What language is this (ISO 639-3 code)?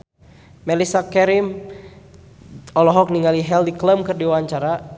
sun